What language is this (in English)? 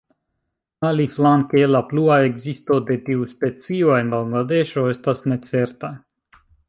Esperanto